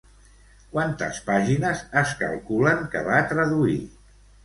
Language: Catalan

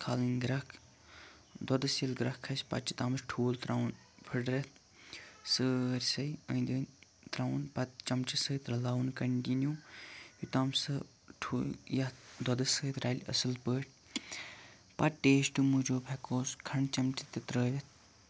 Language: Kashmiri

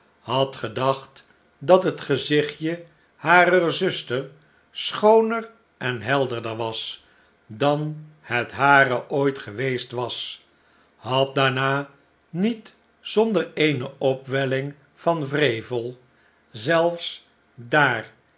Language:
Dutch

